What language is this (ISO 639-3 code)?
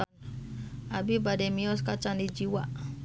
sun